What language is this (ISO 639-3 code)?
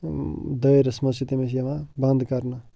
kas